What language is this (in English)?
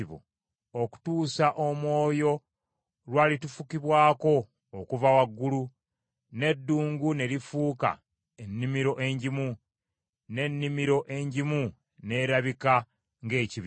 Ganda